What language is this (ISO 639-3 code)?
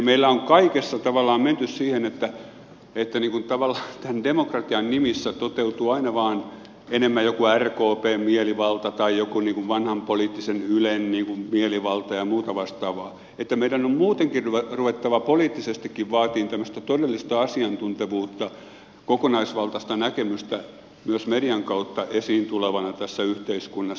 fin